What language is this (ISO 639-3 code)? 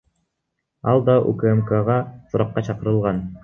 kir